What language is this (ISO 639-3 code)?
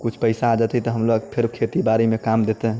mai